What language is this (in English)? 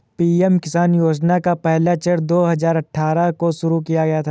Hindi